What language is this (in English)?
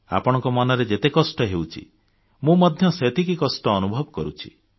Odia